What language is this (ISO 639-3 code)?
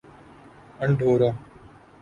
urd